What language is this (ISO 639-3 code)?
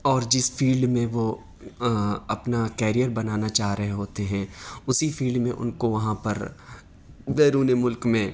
urd